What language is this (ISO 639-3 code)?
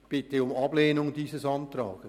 gsw